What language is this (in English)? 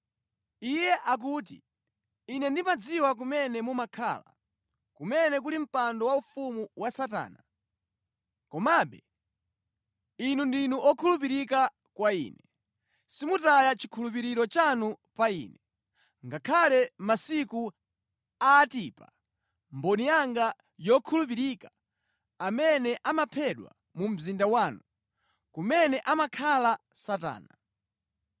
Nyanja